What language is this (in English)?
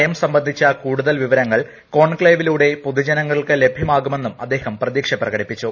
Malayalam